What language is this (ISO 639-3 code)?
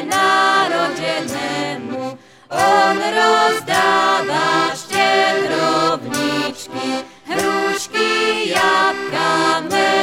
slk